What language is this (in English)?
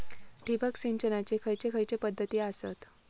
Marathi